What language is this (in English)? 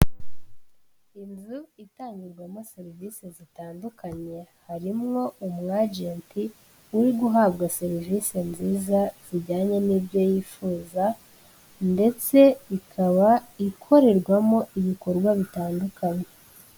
Kinyarwanda